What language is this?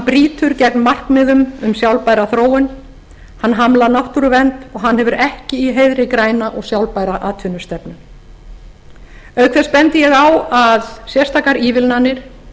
Icelandic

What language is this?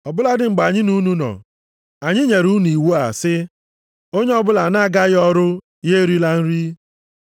Igbo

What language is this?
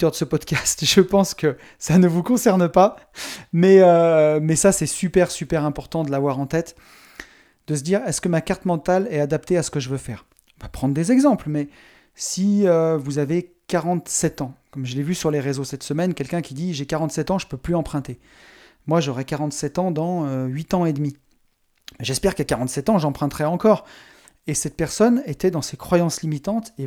French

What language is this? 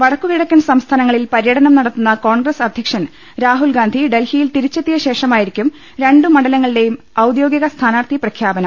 Malayalam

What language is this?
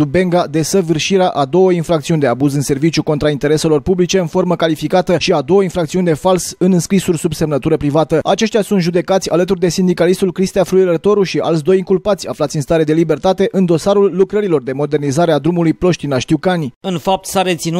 Romanian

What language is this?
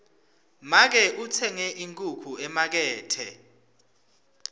Swati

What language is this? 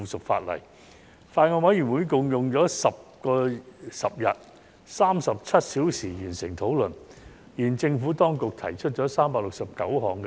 Cantonese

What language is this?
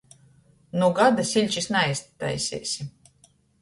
Latgalian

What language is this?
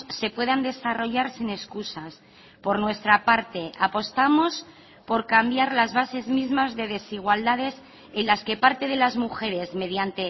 Spanish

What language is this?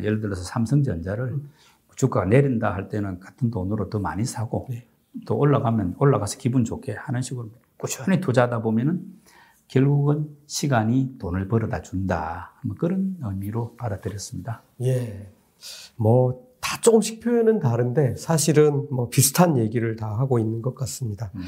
Korean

